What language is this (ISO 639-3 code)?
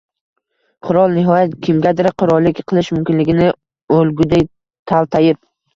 uzb